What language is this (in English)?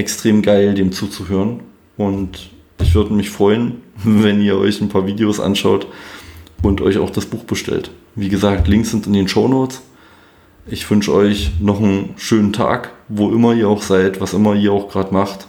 German